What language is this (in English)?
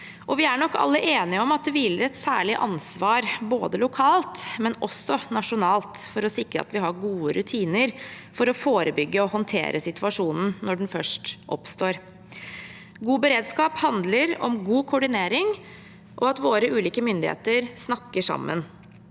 Norwegian